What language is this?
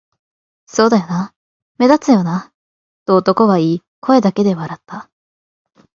Japanese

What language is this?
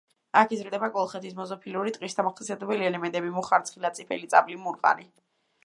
Georgian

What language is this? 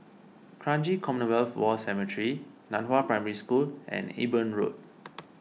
English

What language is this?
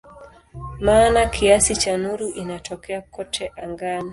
Swahili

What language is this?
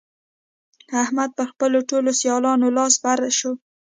Pashto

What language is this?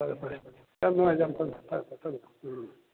Manipuri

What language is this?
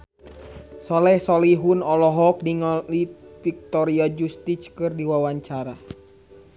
Sundanese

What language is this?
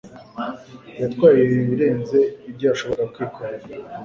Kinyarwanda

